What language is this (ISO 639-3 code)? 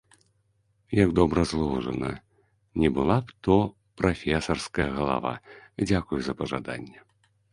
bel